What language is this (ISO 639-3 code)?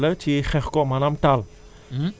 wol